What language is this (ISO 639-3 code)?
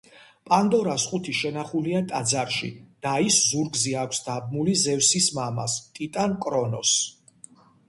kat